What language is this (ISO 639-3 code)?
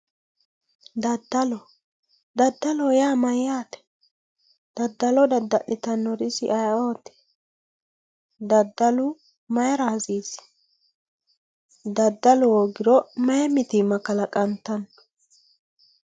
sid